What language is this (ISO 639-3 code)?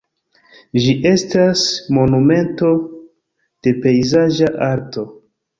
epo